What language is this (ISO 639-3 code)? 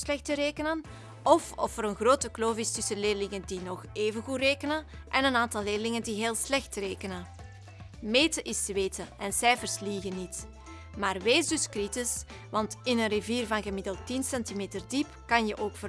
nld